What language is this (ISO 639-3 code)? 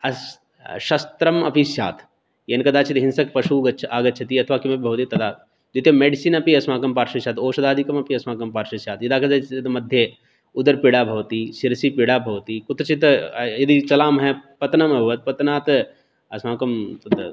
san